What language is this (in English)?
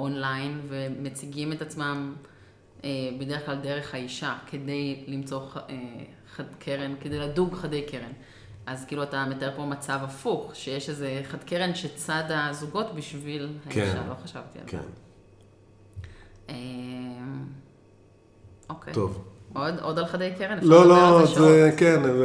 Hebrew